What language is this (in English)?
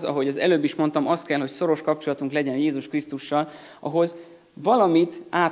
Hungarian